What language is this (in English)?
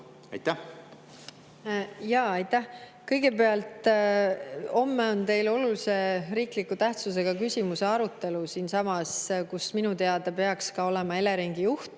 Estonian